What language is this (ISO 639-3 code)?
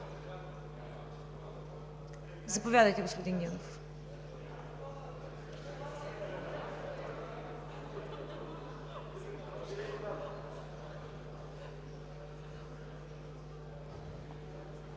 bul